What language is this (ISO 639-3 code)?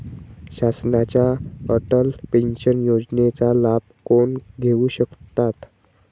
mar